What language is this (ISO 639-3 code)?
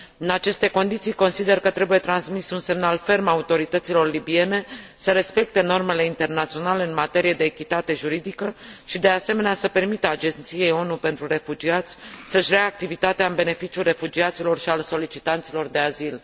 ron